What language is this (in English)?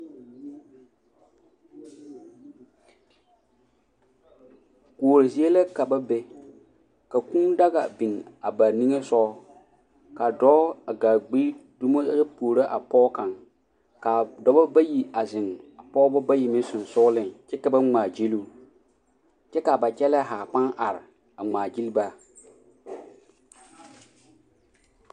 Southern Dagaare